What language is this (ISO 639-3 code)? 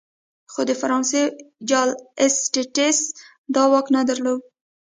pus